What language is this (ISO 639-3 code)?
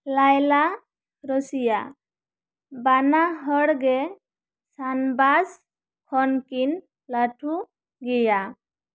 sat